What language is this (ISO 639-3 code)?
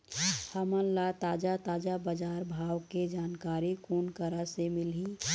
hne